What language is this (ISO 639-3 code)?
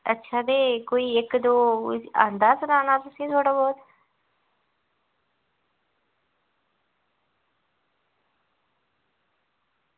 doi